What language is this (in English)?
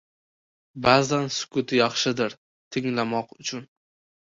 Uzbek